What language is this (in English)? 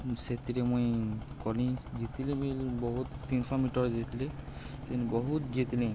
Odia